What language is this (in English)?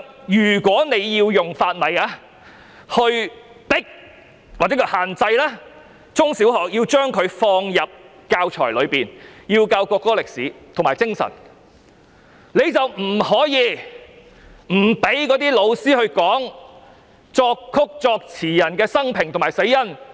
Cantonese